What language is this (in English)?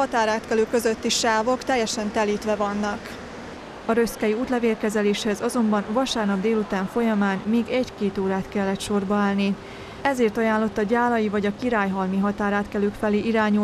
Hungarian